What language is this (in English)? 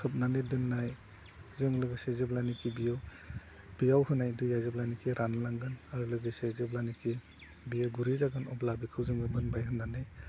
Bodo